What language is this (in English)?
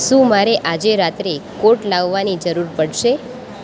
Gujarati